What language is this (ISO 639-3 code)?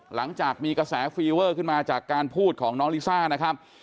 tha